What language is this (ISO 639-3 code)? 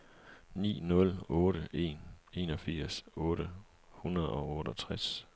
dan